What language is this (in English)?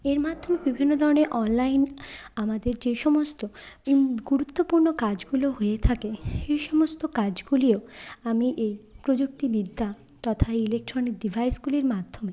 Bangla